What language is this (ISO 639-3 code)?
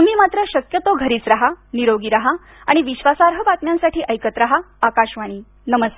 mar